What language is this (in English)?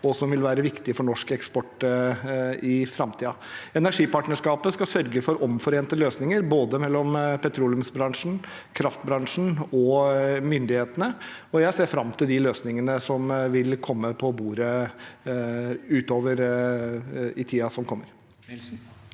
Norwegian